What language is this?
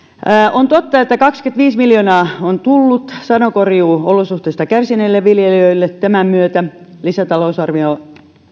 Finnish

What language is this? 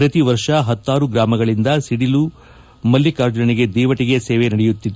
Kannada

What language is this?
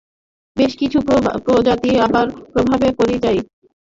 Bangla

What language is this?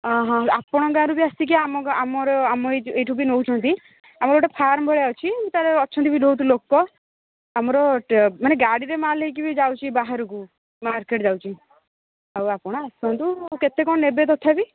Odia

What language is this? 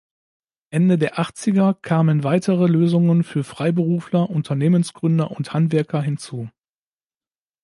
German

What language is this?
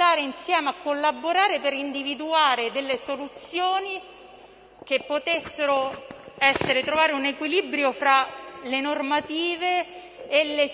Italian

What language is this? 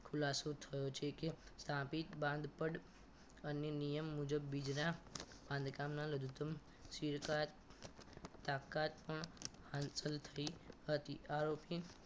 Gujarati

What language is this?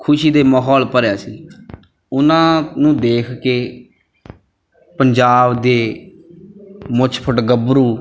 Punjabi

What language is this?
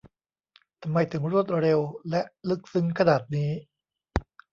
Thai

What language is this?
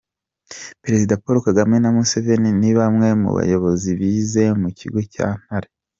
Kinyarwanda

